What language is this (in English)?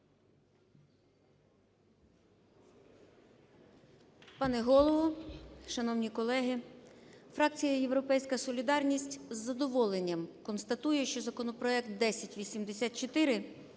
Ukrainian